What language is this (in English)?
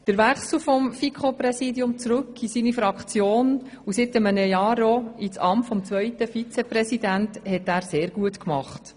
Swiss German